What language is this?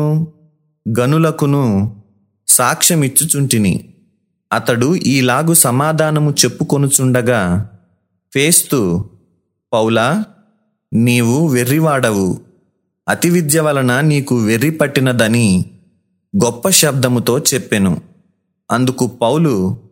Telugu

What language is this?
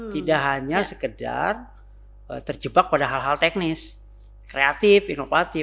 Indonesian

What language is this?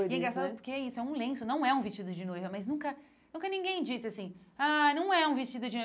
Portuguese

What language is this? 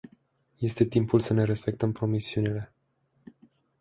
Romanian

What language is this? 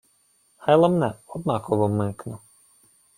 Ukrainian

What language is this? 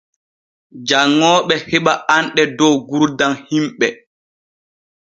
Borgu Fulfulde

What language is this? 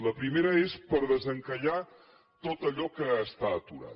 Catalan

